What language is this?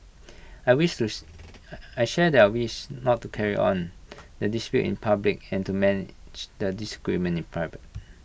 English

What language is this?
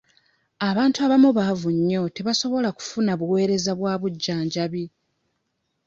Ganda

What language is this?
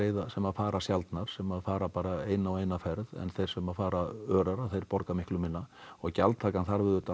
Icelandic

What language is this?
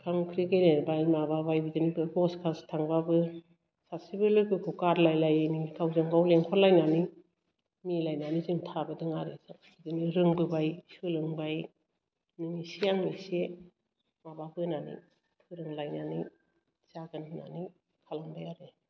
Bodo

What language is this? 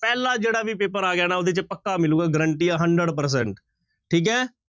Punjabi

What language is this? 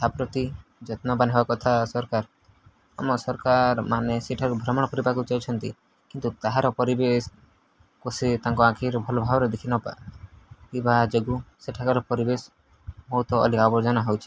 Odia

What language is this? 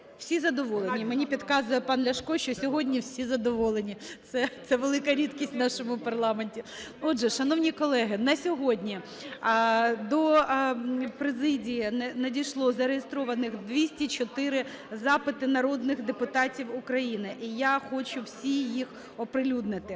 Ukrainian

